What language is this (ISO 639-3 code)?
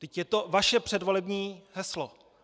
ces